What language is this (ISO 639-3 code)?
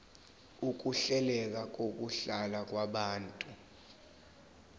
zul